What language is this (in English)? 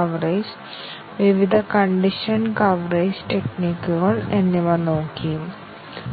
Malayalam